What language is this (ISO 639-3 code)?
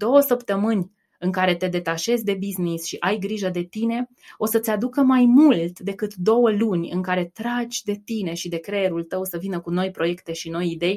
ron